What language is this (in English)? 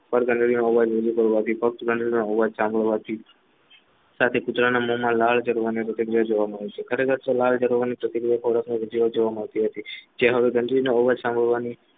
Gujarati